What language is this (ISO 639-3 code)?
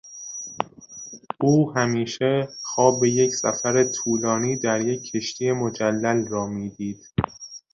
fas